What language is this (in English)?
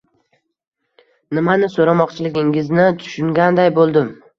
Uzbek